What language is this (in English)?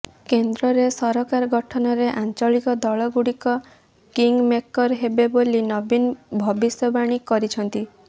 Odia